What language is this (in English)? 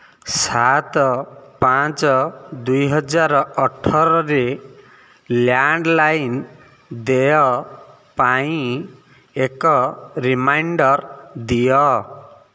Odia